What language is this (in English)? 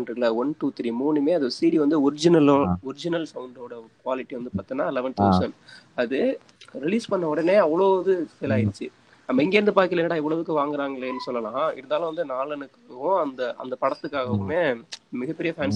Tamil